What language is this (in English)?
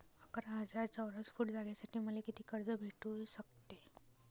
Marathi